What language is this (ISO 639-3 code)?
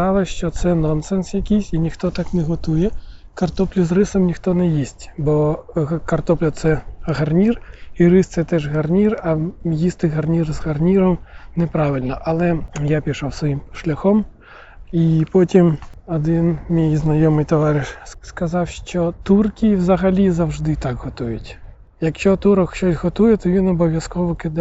ukr